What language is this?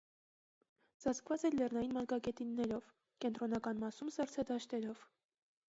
Armenian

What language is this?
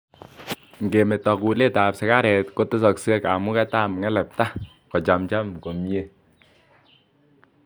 Kalenjin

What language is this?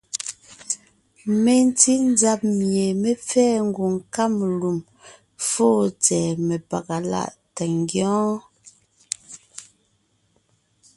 Ngiemboon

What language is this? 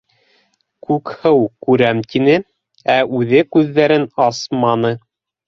Bashkir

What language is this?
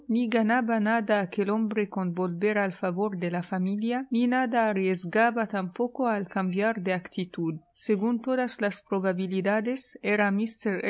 Spanish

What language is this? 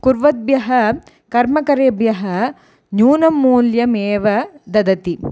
Sanskrit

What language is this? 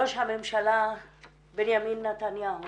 Hebrew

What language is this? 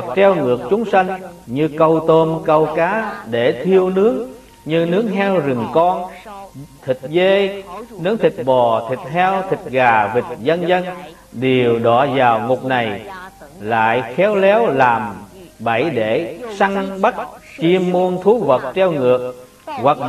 Vietnamese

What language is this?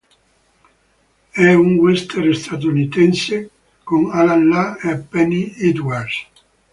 Italian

